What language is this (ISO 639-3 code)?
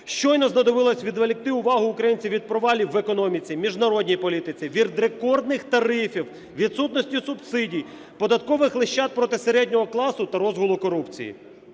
ukr